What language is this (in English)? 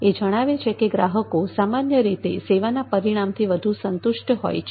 Gujarati